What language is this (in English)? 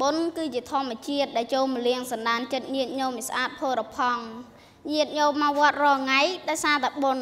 Thai